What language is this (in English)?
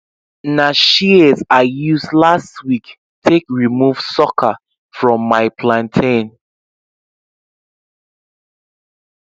Nigerian Pidgin